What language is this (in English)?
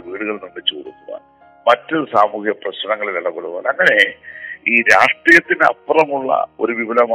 Malayalam